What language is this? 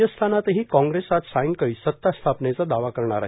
Marathi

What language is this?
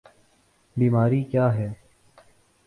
Urdu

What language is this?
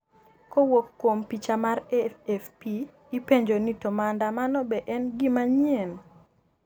Luo (Kenya and Tanzania)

